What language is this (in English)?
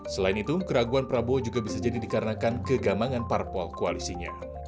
Indonesian